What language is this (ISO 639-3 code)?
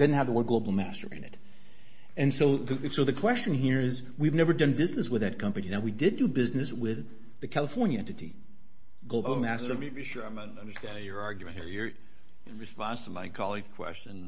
eng